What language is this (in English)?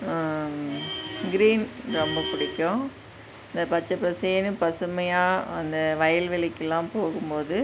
Tamil